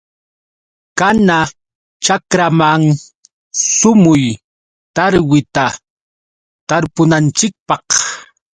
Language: Yauyos Quechua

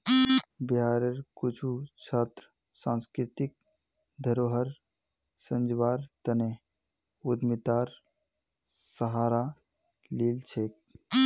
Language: Magahi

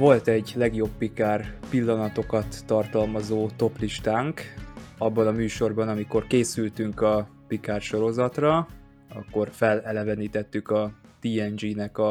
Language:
Hungarian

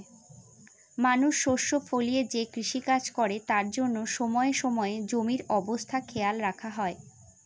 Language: Bangla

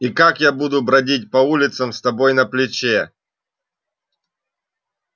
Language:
Russian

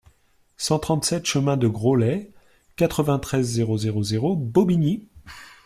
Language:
French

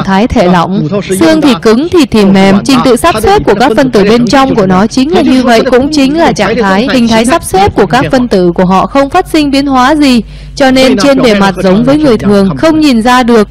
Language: Vietnamese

